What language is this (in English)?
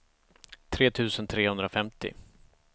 Swedish